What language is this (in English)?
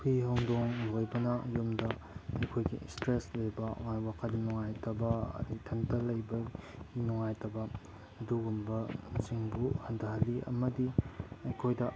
Manipuri